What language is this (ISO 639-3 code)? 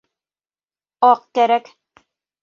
bak